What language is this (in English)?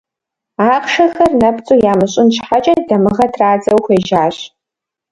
Kabardian